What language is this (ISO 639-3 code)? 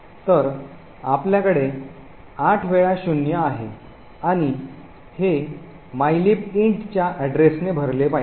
mar